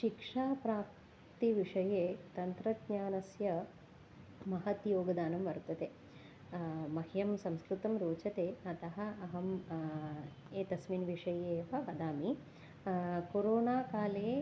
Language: Sanskrit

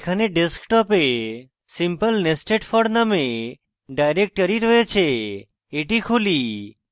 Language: Bangla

